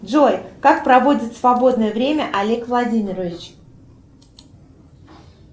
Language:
Russian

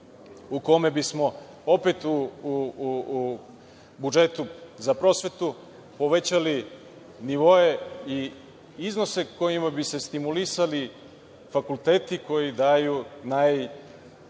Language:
Serbian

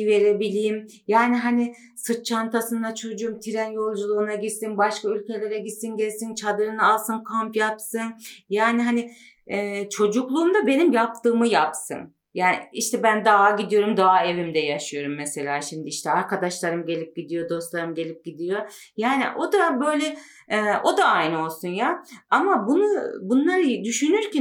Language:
Turkish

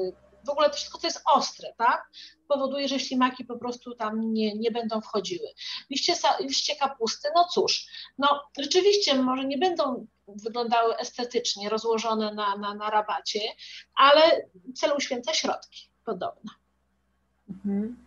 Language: Polish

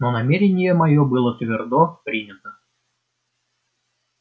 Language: Russian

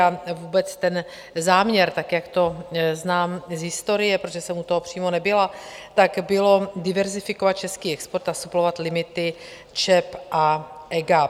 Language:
Czech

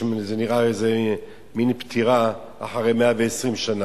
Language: Hebrew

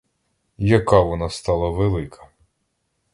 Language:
Ukrainian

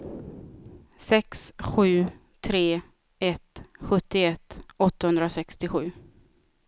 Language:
Swedish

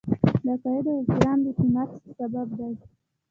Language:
Pashto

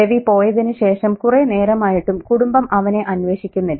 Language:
Malayalam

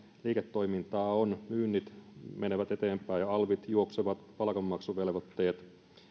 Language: Finnish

